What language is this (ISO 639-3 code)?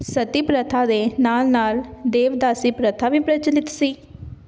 pan